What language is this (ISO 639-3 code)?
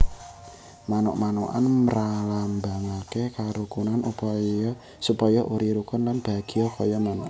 jav